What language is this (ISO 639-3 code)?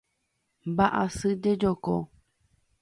grn